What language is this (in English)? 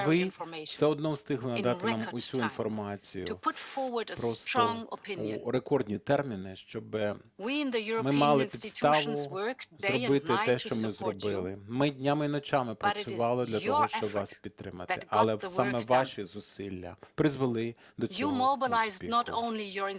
Ukrainian